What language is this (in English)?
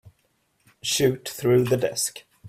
English